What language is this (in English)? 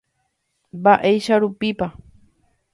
Guarani